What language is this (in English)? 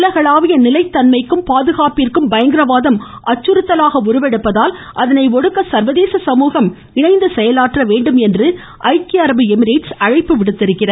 Tamil